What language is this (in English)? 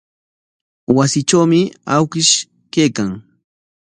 Corongo Ancash Quechua